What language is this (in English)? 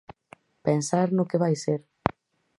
Galician